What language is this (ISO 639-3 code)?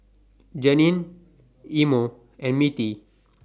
eng